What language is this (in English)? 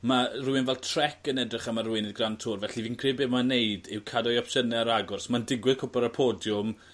Welsh